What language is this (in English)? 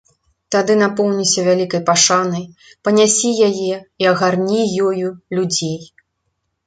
Belarusian